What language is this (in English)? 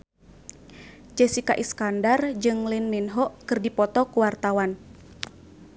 Sundanese